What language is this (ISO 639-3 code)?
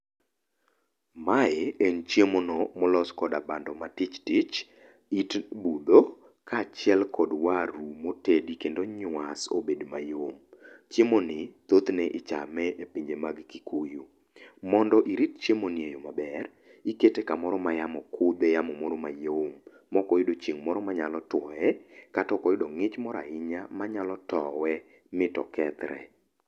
luo